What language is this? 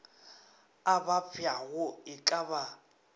Northern Sotho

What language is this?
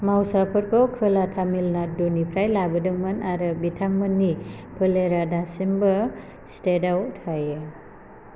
Bodo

